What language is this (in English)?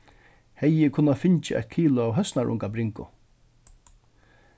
Faroese